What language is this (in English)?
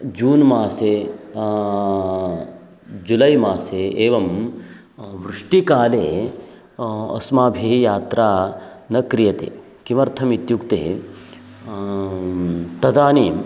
Sanskrit